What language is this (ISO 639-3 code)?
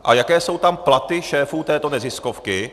ces